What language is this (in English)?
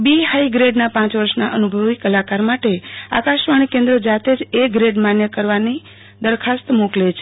Gujarati